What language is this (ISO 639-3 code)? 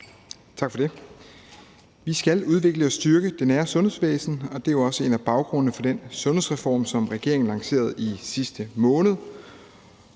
dan